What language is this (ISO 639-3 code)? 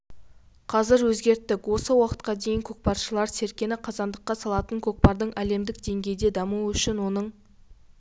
kaz